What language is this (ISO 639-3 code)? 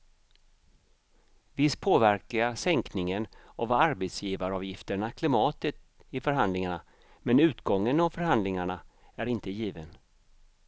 swe